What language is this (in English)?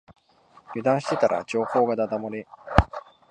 Japanese